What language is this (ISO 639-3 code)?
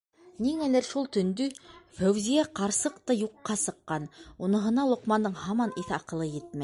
bak